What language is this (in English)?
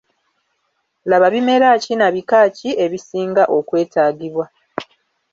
Ganda